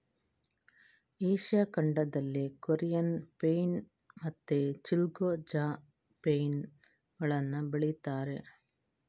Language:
Kannada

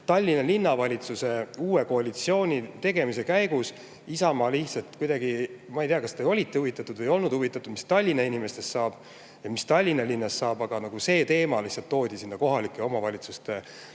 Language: Estonian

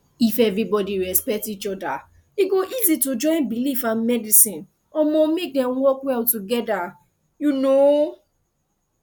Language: Nigerian Pidgin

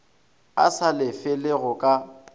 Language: Northern Sotho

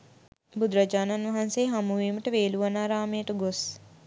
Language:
Sinhala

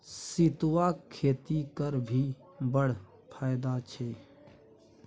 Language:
Maithili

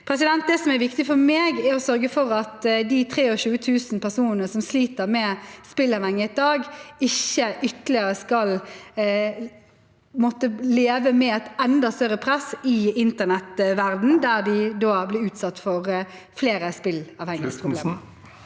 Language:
Norwegian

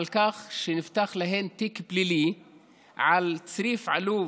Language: Hebrew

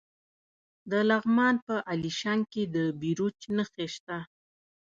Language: Pashto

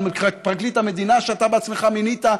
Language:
Hebrew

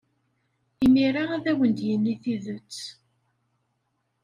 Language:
Kabyle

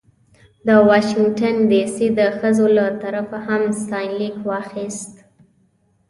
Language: Pashto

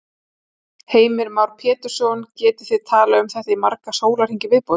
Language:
Icelandic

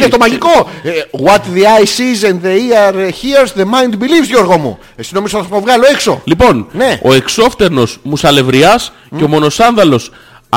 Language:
Greek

